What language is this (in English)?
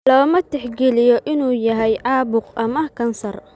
Somali